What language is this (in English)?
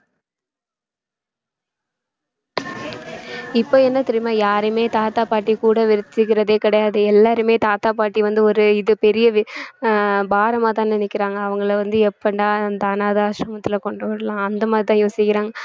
Tamil